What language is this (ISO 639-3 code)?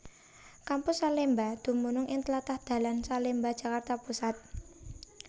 jav